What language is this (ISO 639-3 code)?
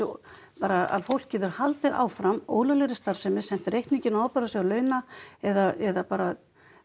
isl